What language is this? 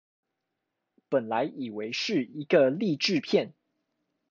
Chinese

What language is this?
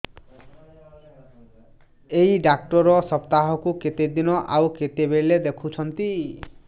Odia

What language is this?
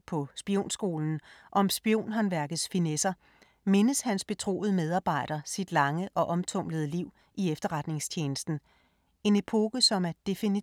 Danish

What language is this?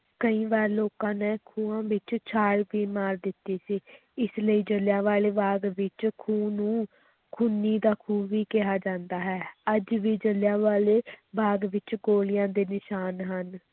Punjabi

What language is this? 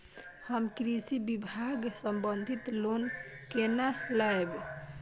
Maithili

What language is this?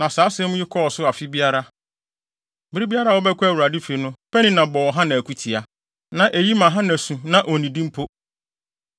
Akan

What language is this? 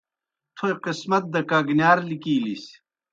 Kohistani Shina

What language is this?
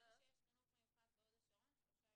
Hebrew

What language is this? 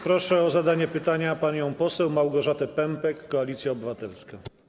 Polish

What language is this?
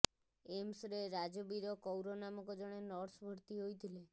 Odia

